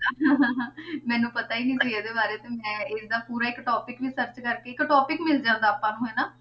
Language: Punjabi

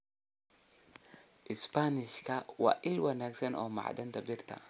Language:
Somali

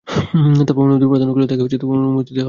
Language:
Bangla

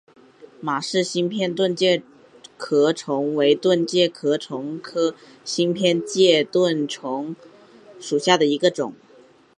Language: Chinese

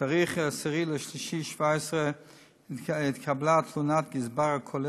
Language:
Hebrew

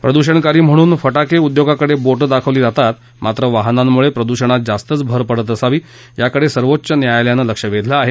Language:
Marathi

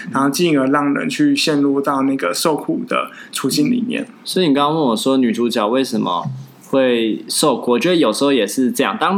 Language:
Chinese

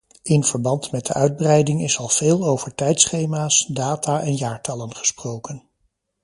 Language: Dutch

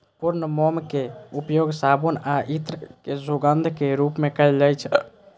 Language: Maithili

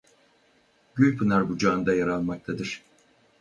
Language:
Turkish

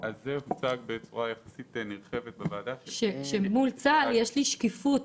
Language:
Hebrew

